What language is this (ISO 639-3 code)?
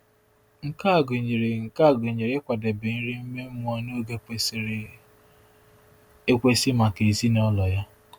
ibo